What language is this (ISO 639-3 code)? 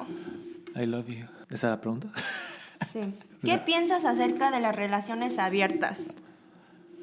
spa